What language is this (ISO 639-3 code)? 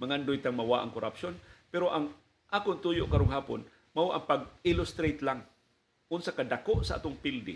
fil